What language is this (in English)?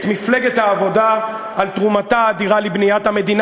Hebrew